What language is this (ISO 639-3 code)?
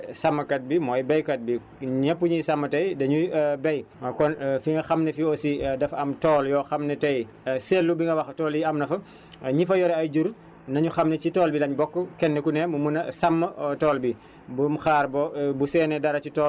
wol